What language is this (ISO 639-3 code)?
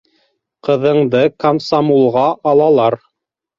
bak